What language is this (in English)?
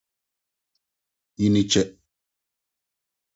Akan